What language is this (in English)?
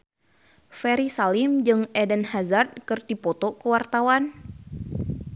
Sundanese